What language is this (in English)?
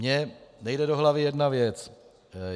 Czech